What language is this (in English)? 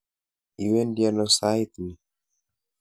Kalenjin